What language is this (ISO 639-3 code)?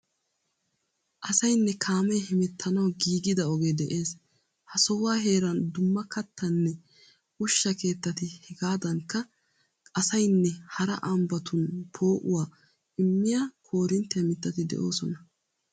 wal